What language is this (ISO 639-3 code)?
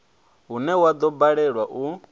ven